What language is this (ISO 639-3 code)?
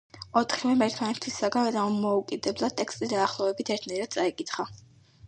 kat